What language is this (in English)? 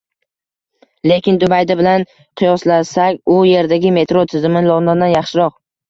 Uzbek